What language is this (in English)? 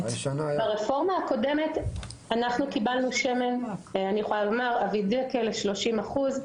Hebrew